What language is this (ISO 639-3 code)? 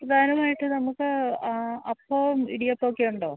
mal